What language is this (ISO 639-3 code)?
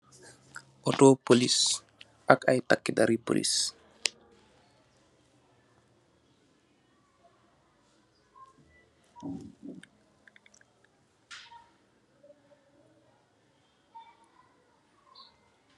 wol